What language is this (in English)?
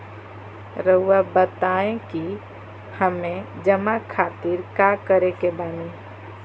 Magahi